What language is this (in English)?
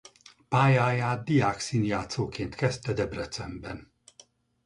Hungarian